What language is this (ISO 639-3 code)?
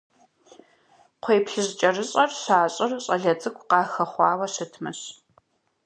kbd